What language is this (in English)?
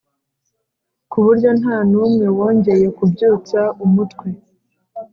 Kinyarwanda